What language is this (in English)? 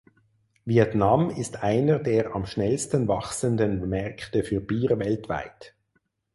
German